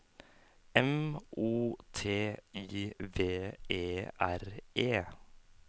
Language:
Norwegian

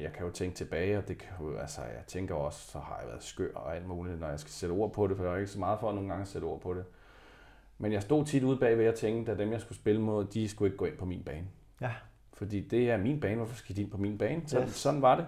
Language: Danish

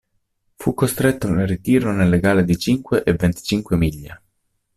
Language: Italian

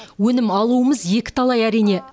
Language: Kazakh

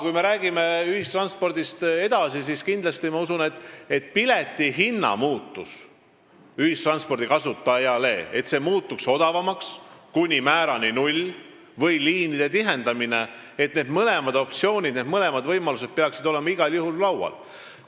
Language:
Estonian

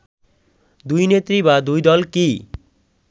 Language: Bangla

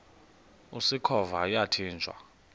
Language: Xhosa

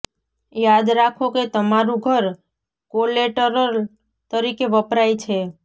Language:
Gujarati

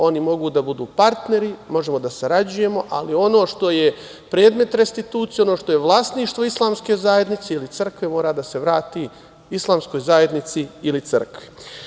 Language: Serbian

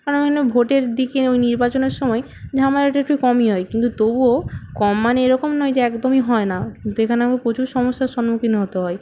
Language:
Bangla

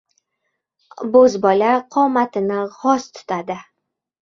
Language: Uzbek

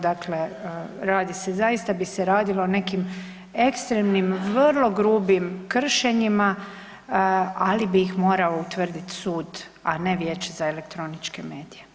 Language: Croatian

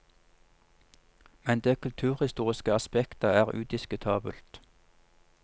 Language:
Norwegian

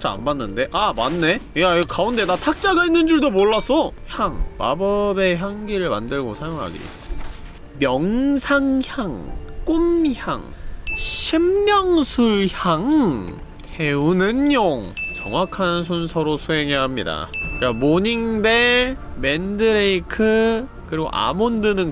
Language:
Korean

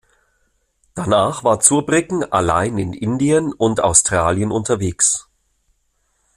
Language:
German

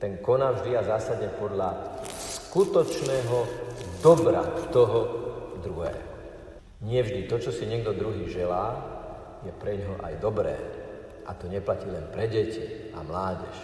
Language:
Slovak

